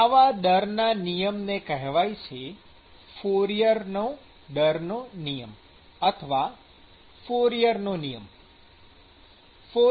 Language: Gujarati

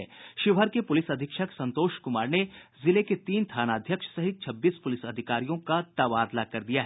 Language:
Hindi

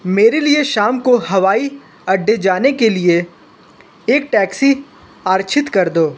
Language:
Hindi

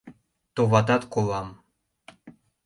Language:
Mari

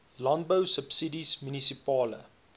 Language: Afrikaans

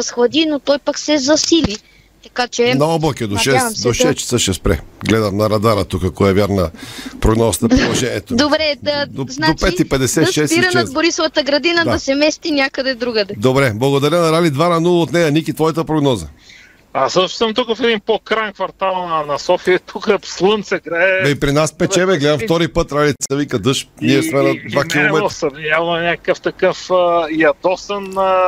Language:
Bulgarian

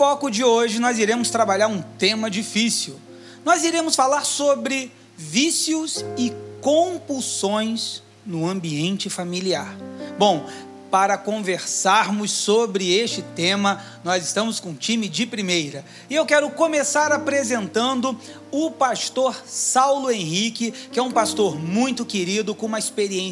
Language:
Portuguese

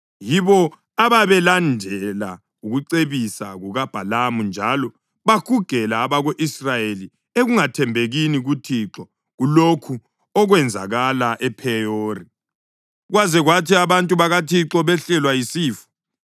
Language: North Ndebele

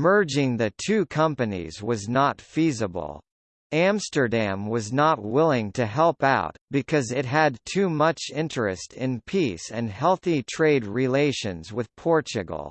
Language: English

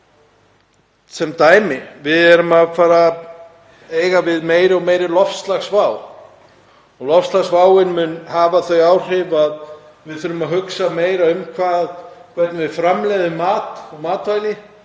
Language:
Icelandic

